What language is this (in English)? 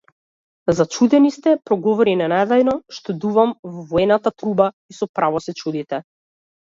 Macedonian